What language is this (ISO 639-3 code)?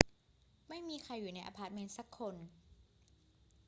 tha